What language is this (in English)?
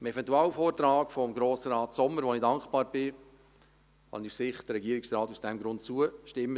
Swiss German